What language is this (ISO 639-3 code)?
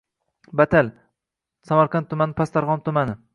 uzb